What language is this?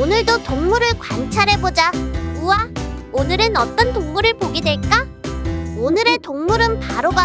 Korean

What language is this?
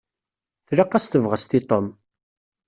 Kabyle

